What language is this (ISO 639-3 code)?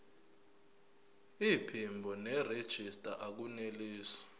zul